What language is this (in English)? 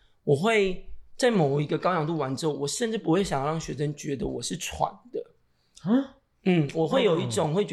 Chinese